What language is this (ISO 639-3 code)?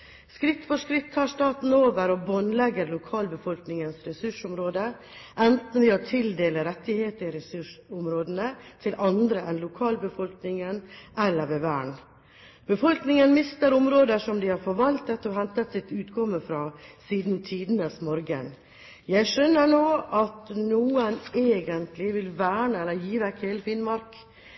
nob